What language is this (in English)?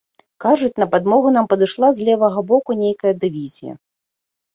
Belarusian